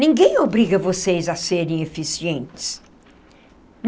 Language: Portuguese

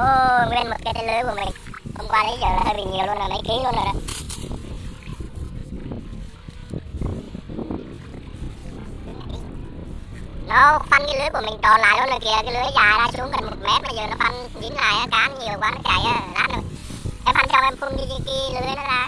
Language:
Vietnamese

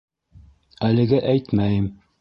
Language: Bashkir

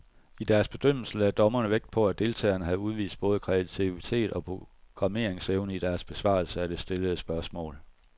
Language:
Danish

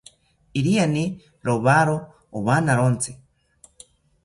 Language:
South Ucayali Ashéninka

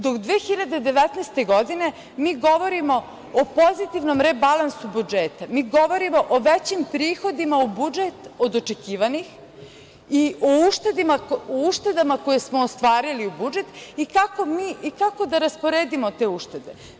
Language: Serbian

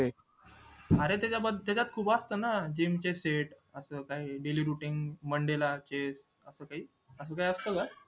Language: Marathi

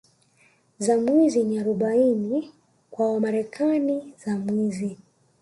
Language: Swahili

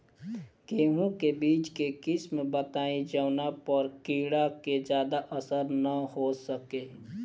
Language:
Bhojpuri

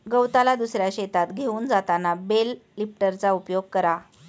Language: Marathi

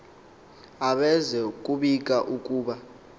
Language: Xhosa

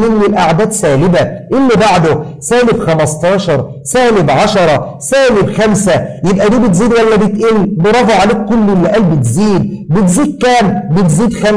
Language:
Arabic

